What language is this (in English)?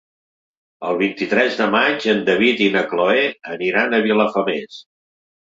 Catalan